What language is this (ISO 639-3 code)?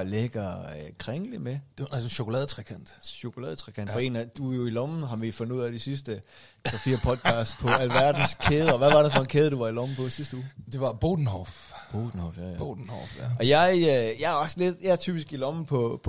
dan